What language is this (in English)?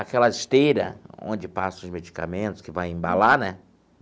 Portuguese